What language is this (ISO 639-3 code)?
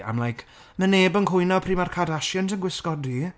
cym